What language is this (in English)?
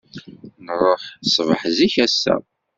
Kabyle